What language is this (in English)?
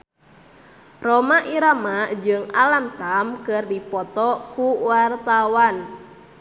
Sundanese